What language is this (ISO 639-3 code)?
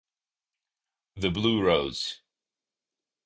ita